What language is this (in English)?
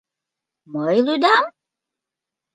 Mari